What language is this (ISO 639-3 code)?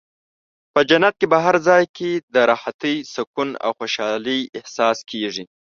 pus